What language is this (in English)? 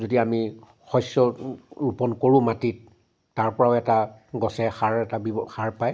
Assamese